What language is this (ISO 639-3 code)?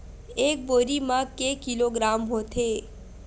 hne